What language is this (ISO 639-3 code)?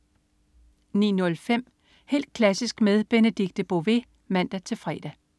dan